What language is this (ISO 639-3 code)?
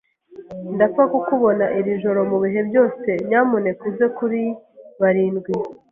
kin